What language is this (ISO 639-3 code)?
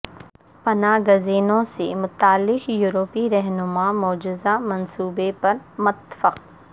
urd